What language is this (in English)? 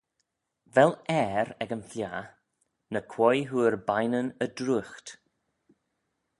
Manx